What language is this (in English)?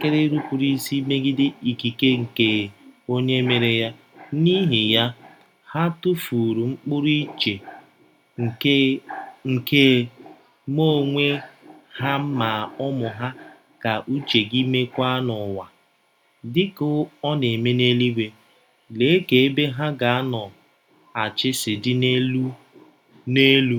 Igbo